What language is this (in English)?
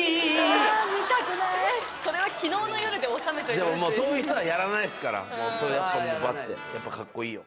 Japanese